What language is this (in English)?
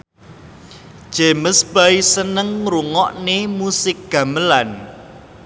Javanese